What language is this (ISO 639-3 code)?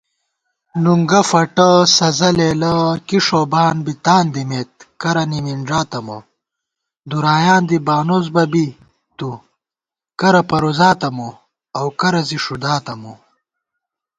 gwt